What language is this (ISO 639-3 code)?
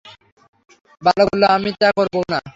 ben